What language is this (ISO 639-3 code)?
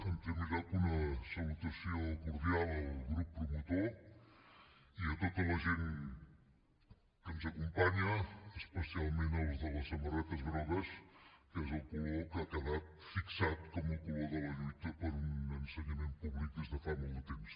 cat